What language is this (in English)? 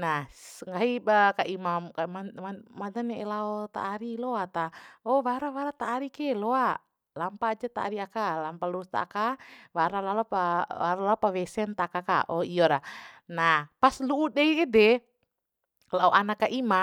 Bima